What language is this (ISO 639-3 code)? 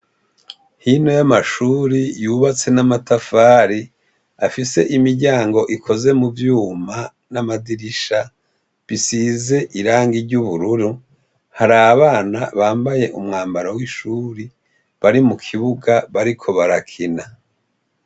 run